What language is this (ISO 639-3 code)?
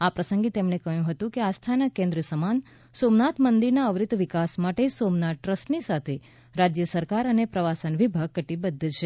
guj